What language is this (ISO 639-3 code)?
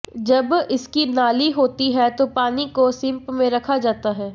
hin